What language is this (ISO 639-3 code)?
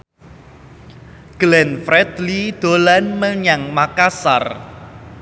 jav